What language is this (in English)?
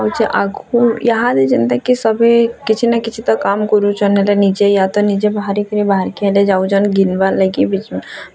Odia